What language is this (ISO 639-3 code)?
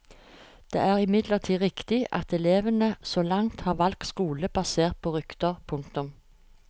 nor